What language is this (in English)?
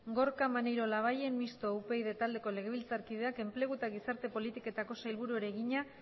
Basque